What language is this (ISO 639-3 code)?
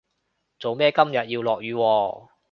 yue